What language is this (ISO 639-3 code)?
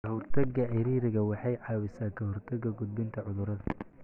som